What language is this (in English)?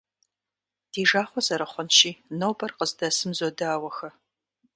Kabardian